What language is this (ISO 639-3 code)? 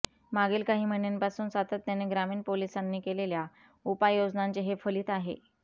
mar